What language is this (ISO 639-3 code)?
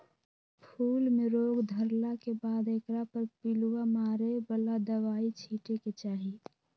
mag